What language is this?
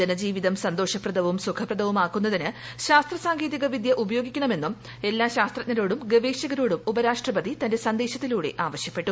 Malayalam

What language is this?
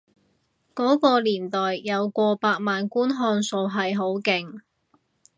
Cantonese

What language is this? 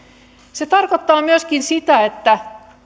Finnish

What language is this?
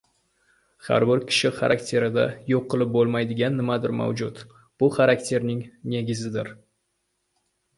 Uzbek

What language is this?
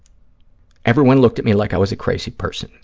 English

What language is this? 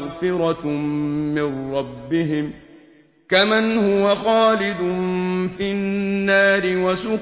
Arabic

